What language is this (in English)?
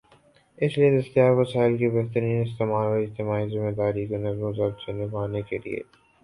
Urdu